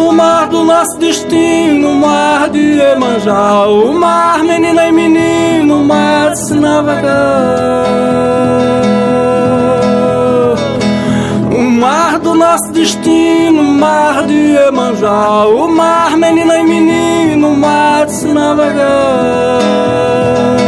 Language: Portuguese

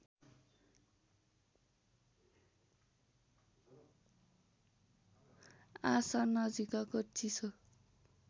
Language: Nepali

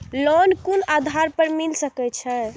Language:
Maithili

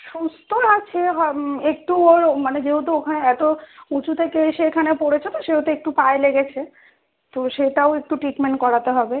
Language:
Bangla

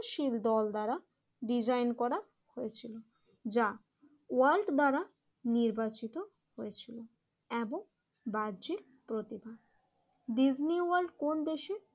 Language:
Bangla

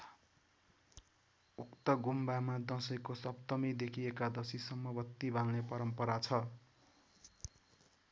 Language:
Nepali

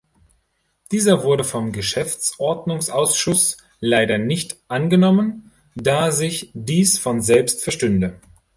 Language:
German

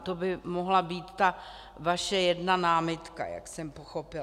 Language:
Czech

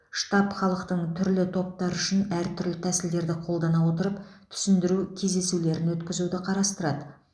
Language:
Kazakh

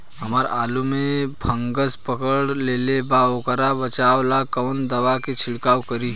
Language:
Bhojpuri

